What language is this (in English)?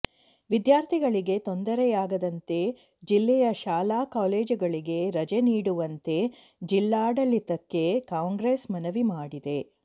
Kannada